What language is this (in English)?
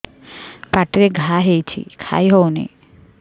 Odia